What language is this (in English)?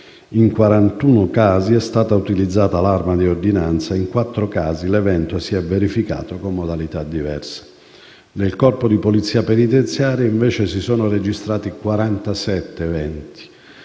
Italian